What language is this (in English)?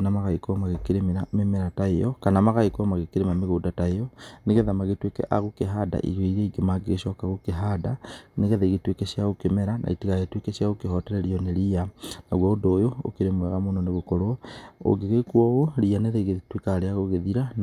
Kikuyu